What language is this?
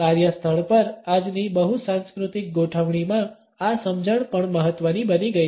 Gujarati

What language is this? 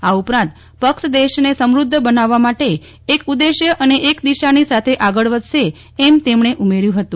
Gujarati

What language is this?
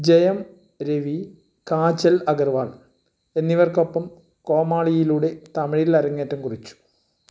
Malayalam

